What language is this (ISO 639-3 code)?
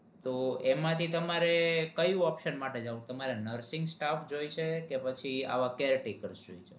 guj